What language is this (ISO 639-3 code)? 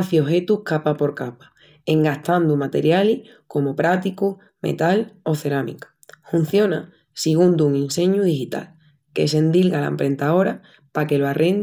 ext